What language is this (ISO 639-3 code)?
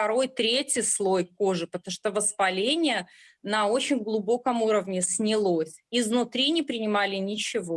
rus